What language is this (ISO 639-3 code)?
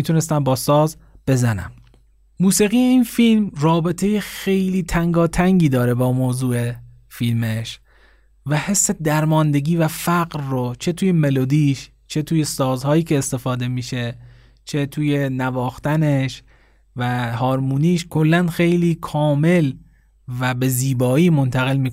fas